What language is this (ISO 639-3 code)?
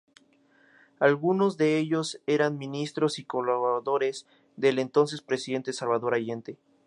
spa